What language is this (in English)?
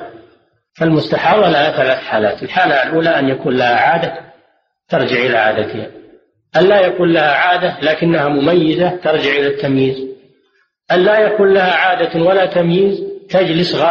Arabic